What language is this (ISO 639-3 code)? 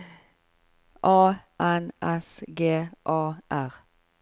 nor